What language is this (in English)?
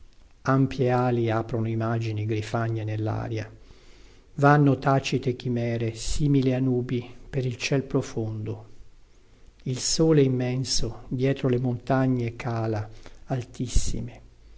Italian